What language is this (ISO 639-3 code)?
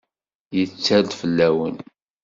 kab